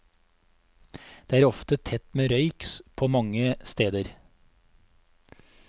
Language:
Norwegian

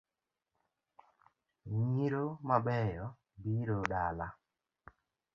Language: Luo (Kenya and Tanzania)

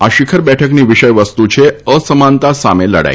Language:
Gujarati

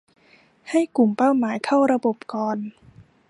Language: Thai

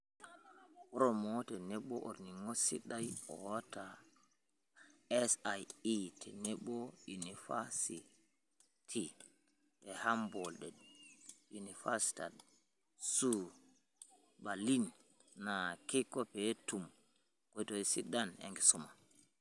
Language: Masai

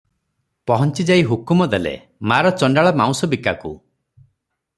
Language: Odia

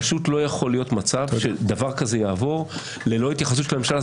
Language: Hebrew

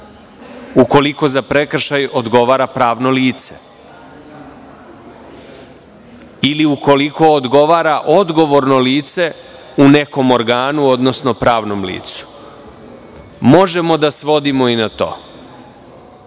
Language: Serbian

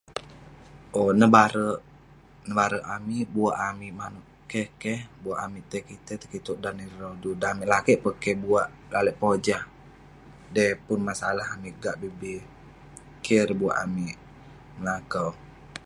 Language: Western Penan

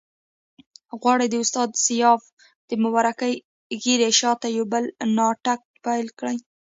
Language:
Pashto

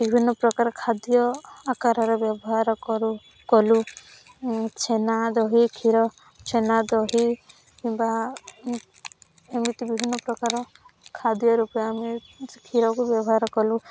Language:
Odia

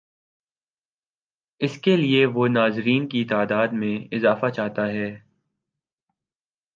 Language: Urdu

